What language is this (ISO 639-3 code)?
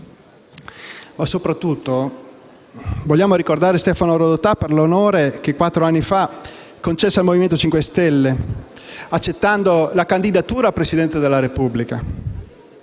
ita